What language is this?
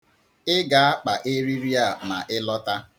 Igbo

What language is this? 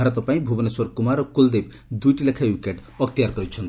Odia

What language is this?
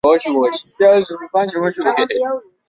Swahili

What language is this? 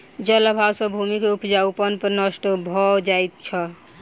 Maithili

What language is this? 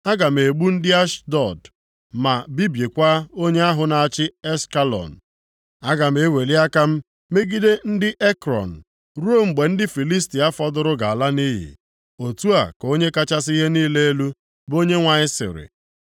Igbo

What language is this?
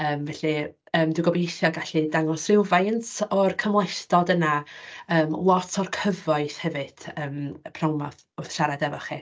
Welsh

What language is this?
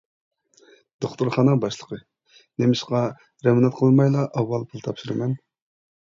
Uyghur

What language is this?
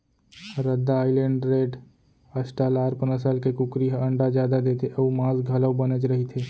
Chhattisgarhi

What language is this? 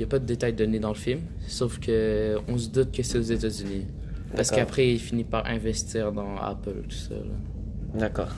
French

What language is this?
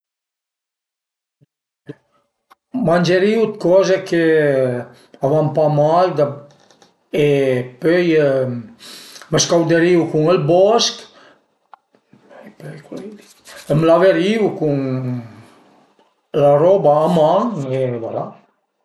Piedmontese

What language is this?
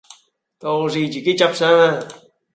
Cantonese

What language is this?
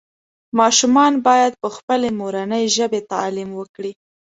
Pashto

